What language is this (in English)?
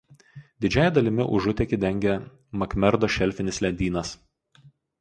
Lithuanian